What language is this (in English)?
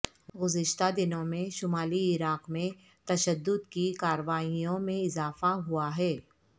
Urdu